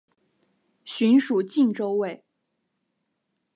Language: Chinese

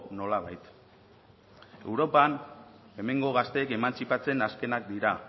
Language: Basque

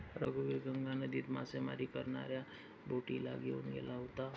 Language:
Marathi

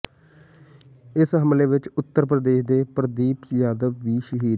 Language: Punjabi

